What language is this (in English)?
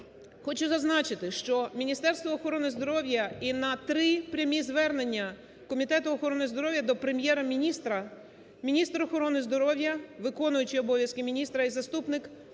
Ukrainian